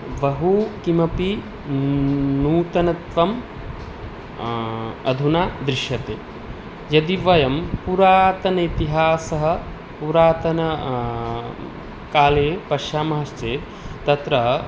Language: Sanskrit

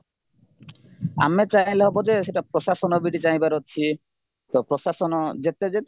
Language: Odia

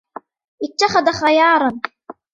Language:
Arabic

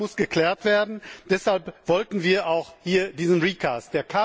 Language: German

